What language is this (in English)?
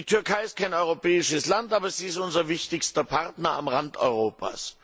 German